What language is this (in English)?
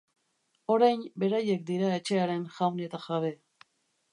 Basque